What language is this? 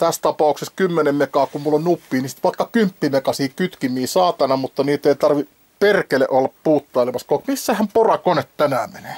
Finnish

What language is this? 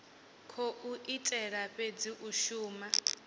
Venda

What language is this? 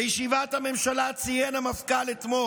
Hebrew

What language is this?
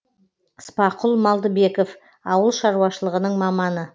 Kazakh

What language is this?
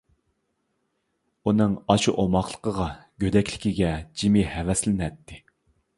Uyghur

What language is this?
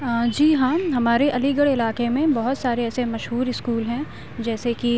Urdu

